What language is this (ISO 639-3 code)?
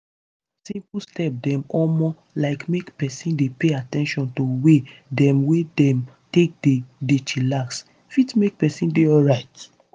pcm